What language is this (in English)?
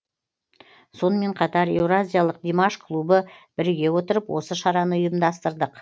Kazakh